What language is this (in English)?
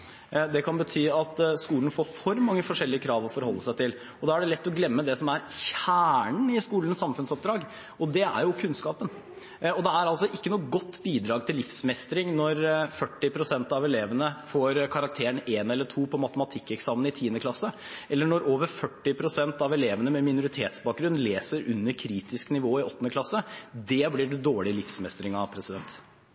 Norwegian Bokmål